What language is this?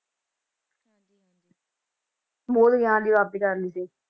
Punjabi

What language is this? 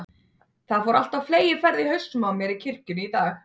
Icelandic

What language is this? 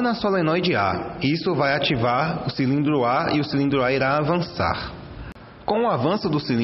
Portuguese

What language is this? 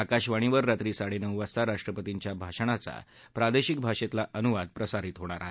Marathi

